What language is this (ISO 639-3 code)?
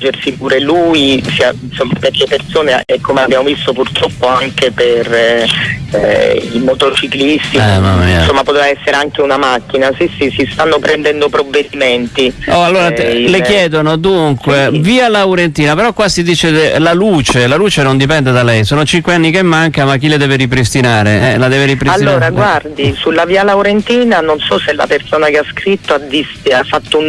ita